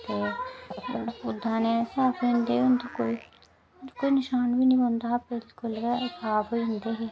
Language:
Dogri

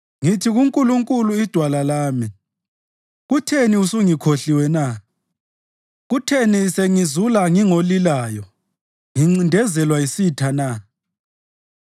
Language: North Ndebele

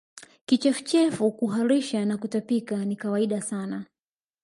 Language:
Swahili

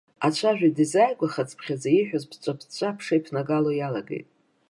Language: Abkhazian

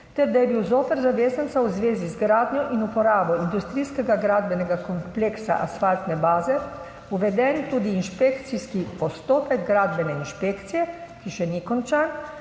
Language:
Slovenian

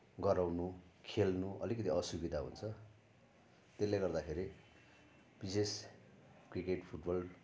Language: Nepali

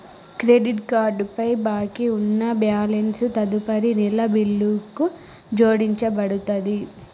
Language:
Telugu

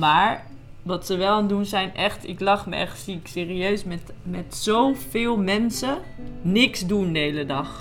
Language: Dutch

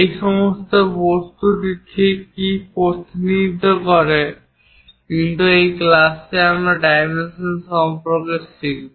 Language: Bangla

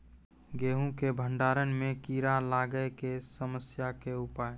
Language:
Maithili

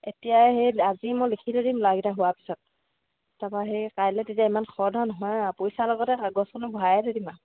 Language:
Assamese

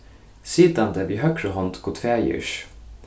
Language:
Faroese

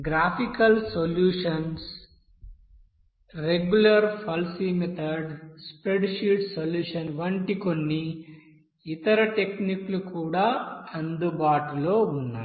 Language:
Telugu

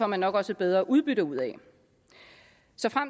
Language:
Danish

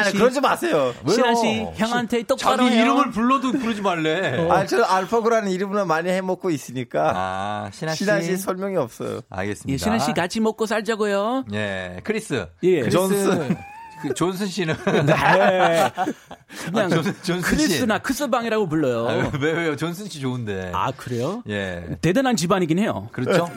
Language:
Korean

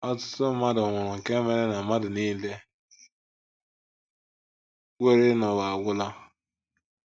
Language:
Igbo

